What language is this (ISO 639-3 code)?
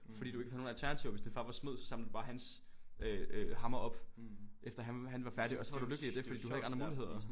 dan